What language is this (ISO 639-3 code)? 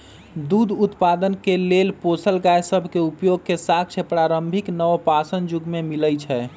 mag